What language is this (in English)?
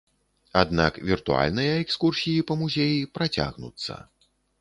Belarusian